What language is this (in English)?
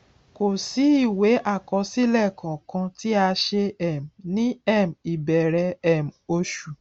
Yoruba